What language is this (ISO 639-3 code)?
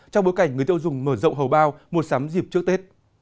vie